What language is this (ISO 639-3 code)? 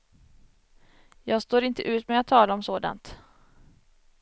swe